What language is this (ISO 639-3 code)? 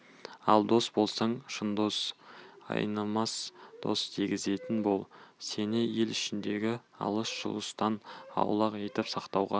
kaz